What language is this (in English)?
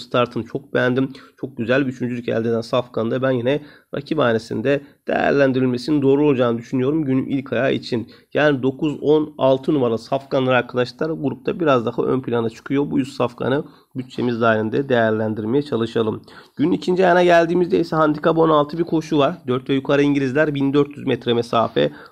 Turkish